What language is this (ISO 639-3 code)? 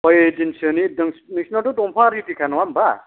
brx